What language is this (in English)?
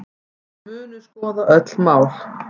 Icelandic